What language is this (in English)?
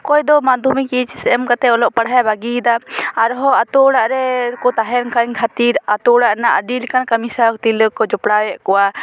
Santali